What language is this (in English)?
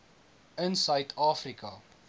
Afrikaans